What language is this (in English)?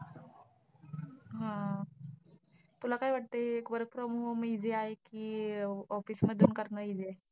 Marathi